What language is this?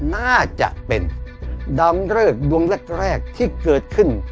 Thai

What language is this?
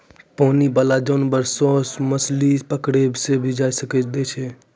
Maithili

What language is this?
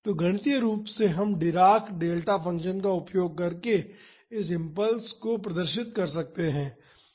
Hindi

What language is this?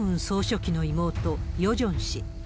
Japanese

